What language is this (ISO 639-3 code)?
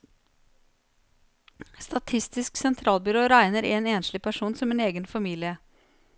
nor